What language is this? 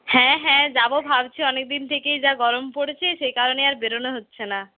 Bangla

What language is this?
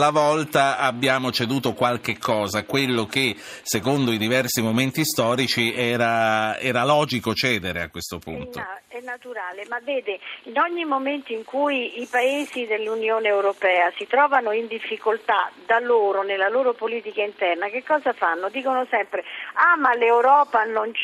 Italian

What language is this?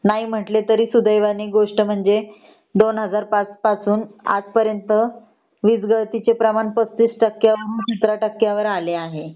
Marathi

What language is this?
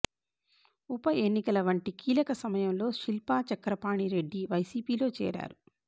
Telugu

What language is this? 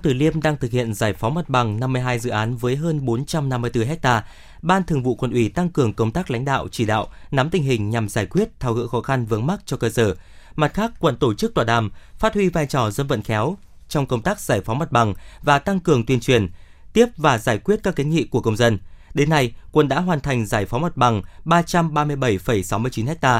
Vietnamese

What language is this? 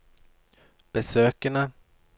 Norwegian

